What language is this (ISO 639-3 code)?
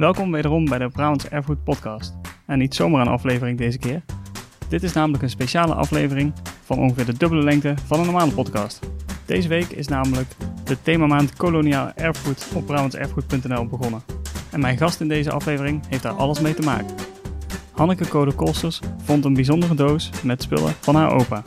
nld